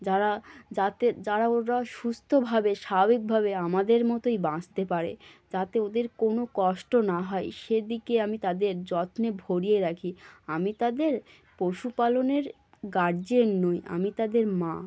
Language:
Bangla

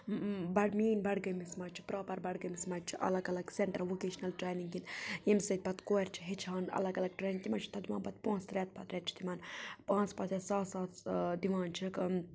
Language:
Kashmiri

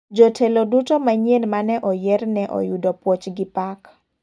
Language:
Luo (Kenya and Tanzania)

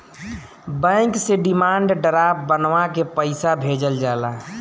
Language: Bhojpuri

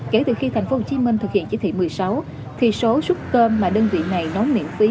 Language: Vietnamese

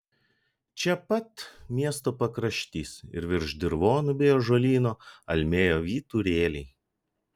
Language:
Lithuanian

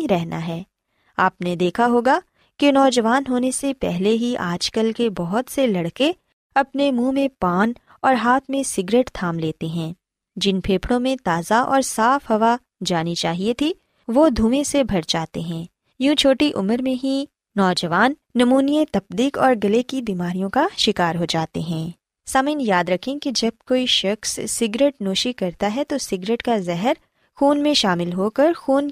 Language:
Urdu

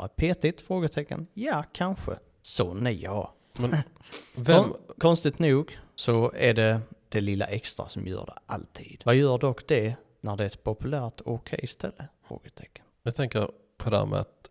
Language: Swedish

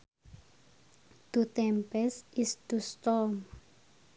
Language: Sundanese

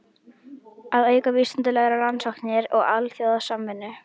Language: Icelandic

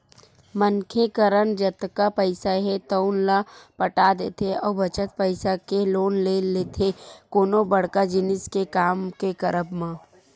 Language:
Chhattisgarhi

